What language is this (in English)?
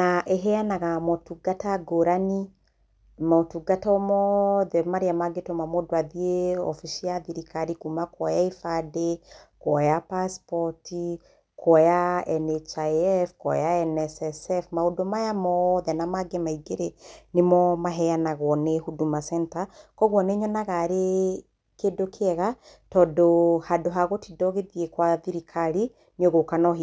Kikuyu